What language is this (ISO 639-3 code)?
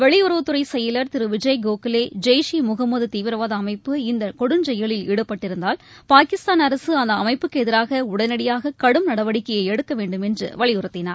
tam